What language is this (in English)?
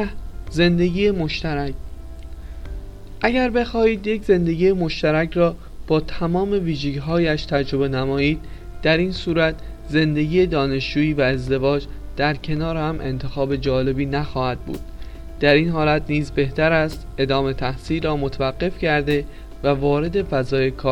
Persian